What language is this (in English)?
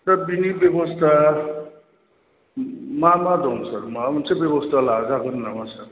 Bodo